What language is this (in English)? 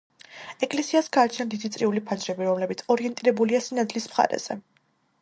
Georgian